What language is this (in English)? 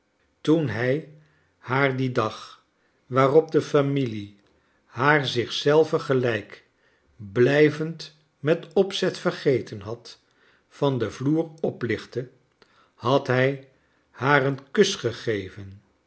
Dutch